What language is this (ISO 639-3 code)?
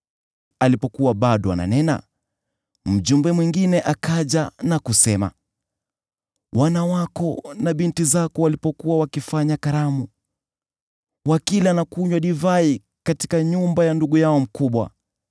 swa